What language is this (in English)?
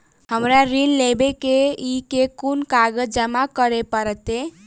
Maithili